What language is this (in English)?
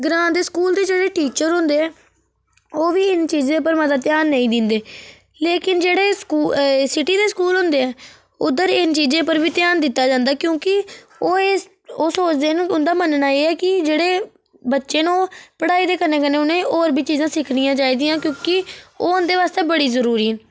Dogri